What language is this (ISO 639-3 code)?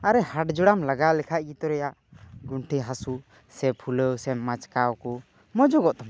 sat